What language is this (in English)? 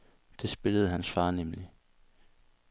Danish